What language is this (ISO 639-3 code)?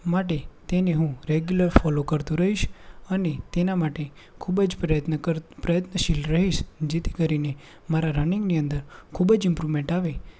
guj